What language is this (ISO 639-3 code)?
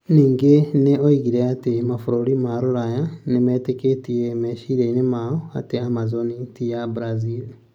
kik